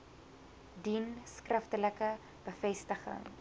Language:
Afrikaans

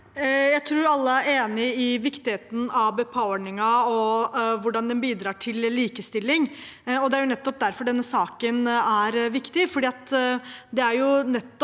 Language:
Norwegian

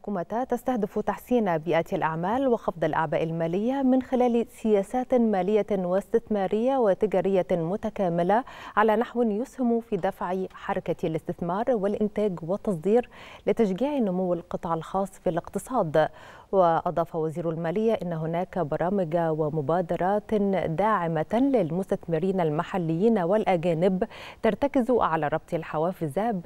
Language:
Arabic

